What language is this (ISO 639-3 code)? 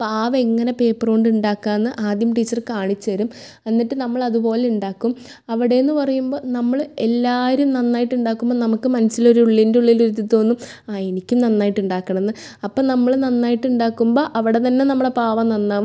mal